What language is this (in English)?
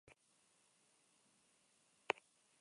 Basque